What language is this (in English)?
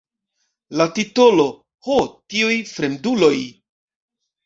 Esperanto